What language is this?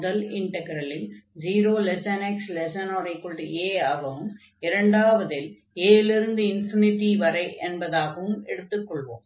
Tamil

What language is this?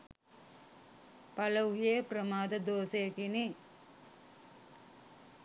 Sinhala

